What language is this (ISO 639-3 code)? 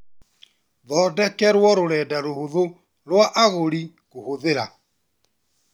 kik